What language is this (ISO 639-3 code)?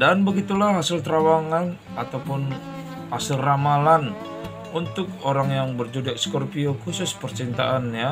ind